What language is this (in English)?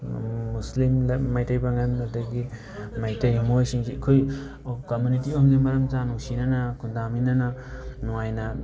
Manipuri